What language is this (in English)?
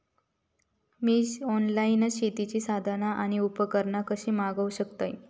Marathi